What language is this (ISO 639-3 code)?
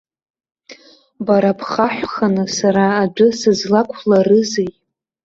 abk